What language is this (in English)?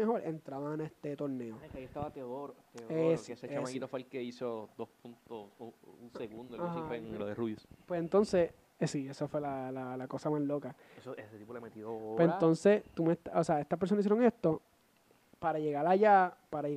Spanish